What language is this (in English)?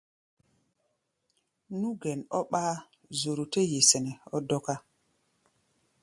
Gbaya